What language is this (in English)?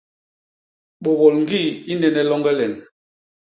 Basaa